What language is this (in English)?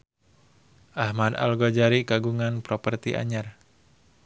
Sundanese